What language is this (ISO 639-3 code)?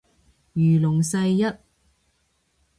yue